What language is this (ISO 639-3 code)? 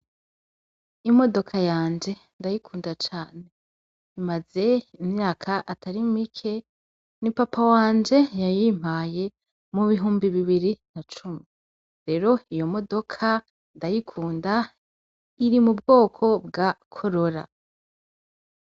run